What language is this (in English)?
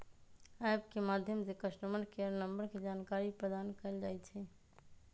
Magahi